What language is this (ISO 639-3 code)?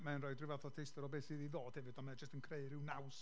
cym